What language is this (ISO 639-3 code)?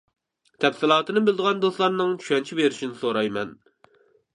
uig